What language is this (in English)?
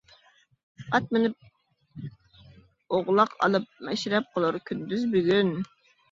Uyghur